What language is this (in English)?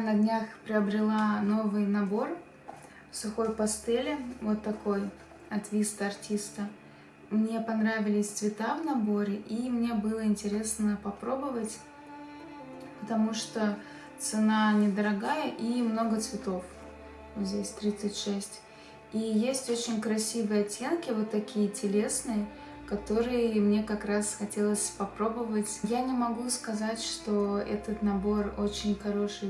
Russian